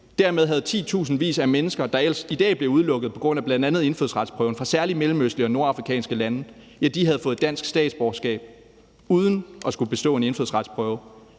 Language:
Danish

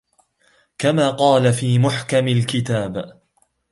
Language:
Arabic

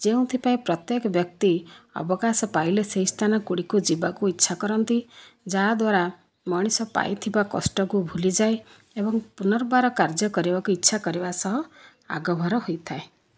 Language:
Odia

